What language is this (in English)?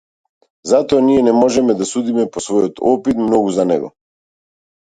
Macedonian